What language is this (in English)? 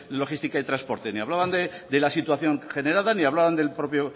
Spanish